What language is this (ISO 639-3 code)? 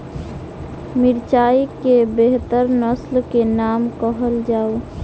mai